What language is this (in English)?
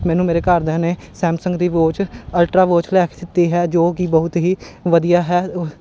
Punjabi